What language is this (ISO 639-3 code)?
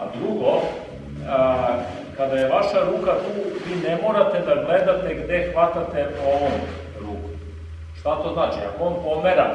srp